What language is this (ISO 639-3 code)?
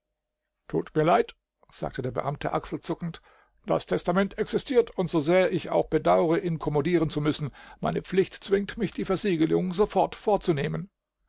deu